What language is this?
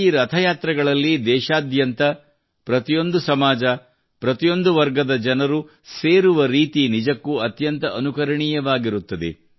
Kannada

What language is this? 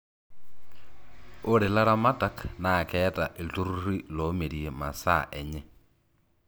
Masai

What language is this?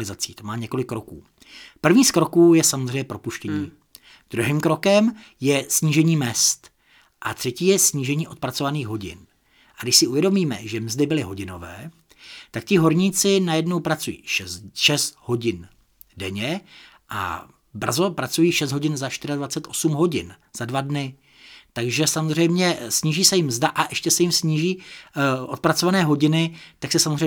Czech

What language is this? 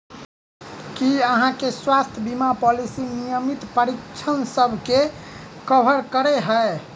Maithili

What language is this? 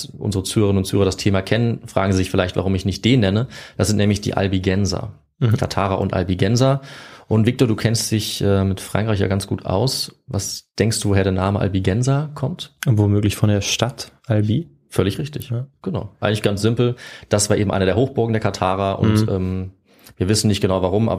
German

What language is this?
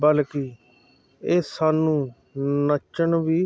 Punjabi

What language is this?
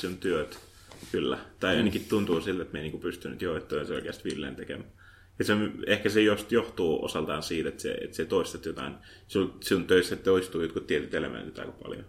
Finnish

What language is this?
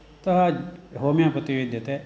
Sanskrit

